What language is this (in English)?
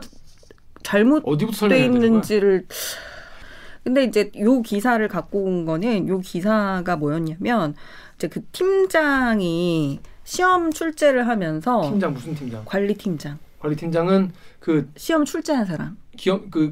Korean